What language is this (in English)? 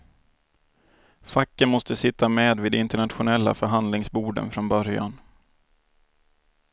Swedish